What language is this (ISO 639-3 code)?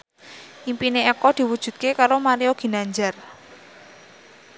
jav